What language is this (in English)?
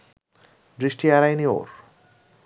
Bangla